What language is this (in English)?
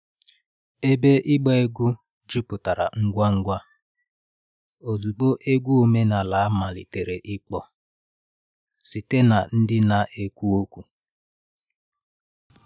Igbo